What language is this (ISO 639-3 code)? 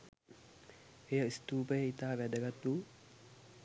sin